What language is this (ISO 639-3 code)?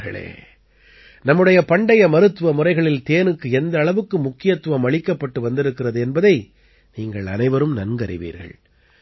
tam